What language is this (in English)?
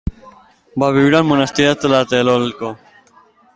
Catalan